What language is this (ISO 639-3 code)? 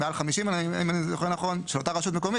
heb